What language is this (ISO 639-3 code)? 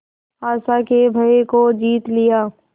hin